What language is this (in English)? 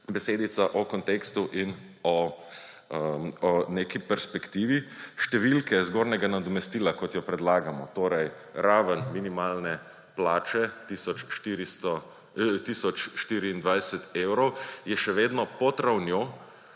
Slovenian